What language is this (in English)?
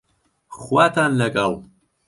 Central Kurdish